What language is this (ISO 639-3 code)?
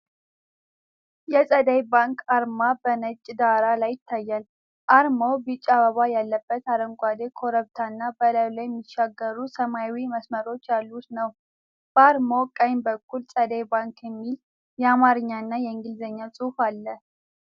amh